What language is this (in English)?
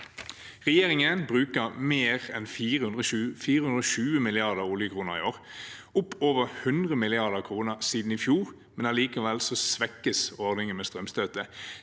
Norwegian